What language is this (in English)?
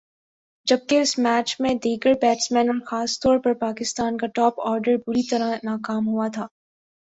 Urdu